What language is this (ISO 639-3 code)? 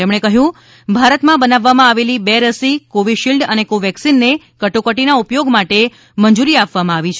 guj